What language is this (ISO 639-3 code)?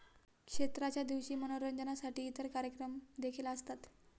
mar